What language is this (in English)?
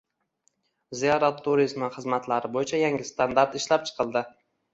Uzbek